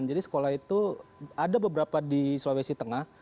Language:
Indonesian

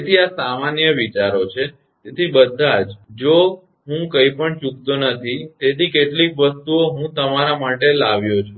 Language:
Gujarati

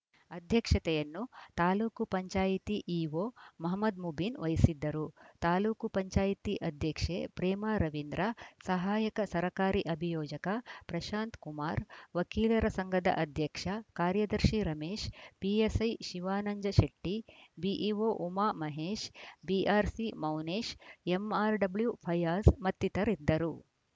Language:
Kannada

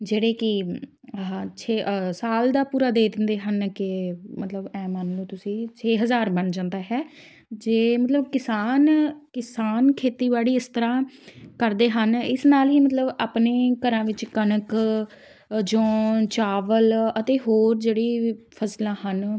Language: Punjabi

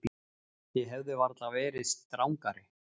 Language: Icelandic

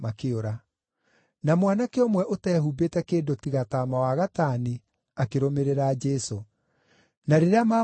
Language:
Kikuyu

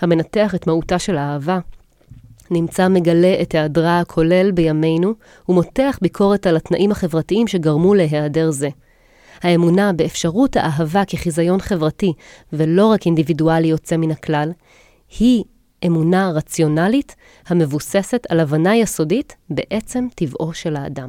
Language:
Hebrew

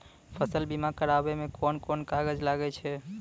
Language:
Maithili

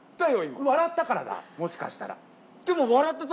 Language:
Japanese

